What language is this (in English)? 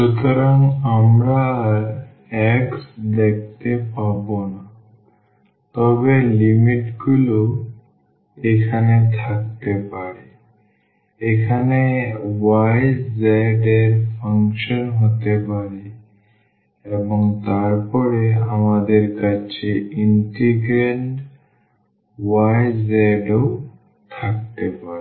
Bangla